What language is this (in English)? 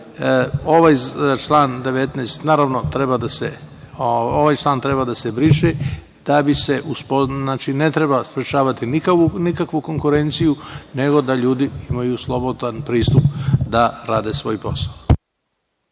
Serbian